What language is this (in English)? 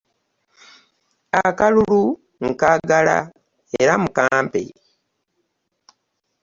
Ganda